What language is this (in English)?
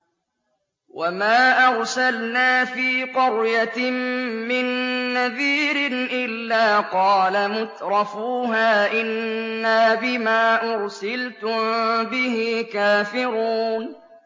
Arabic